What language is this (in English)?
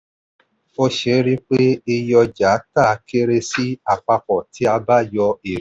Yoruba